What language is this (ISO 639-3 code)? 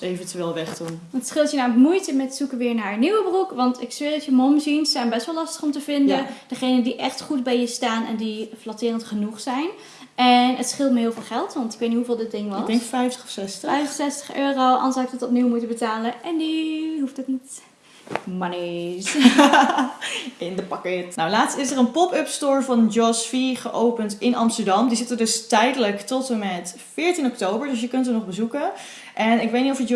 nld